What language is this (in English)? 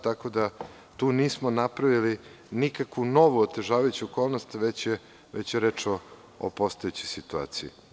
Serbian